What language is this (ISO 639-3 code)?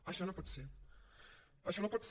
cat